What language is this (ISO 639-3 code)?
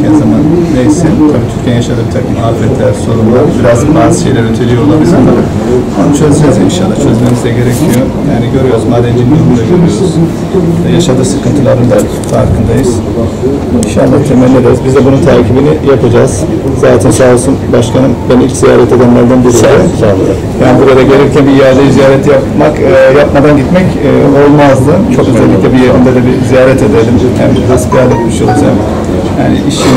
tur